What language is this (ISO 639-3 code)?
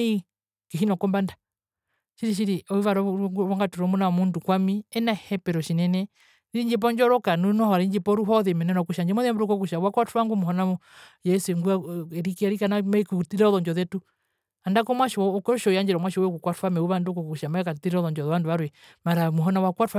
her